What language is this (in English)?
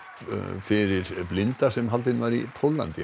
Icelandic